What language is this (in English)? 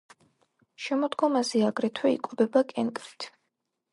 Georgian